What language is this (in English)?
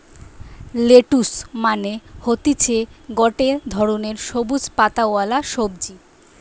Bangla